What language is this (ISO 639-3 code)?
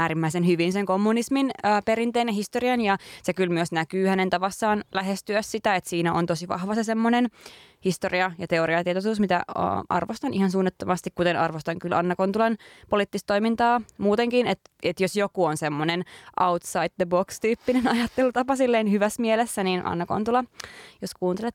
fin